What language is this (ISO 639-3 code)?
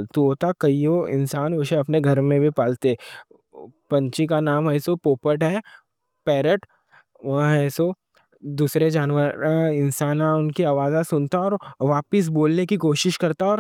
dcc